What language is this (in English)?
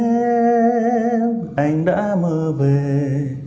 Vietnamese